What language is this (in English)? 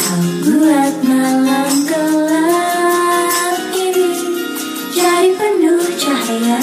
Indonesian